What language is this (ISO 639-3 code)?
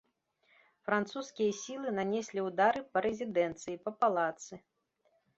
bel